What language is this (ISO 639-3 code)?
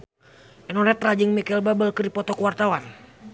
sun